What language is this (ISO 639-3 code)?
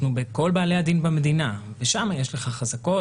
heb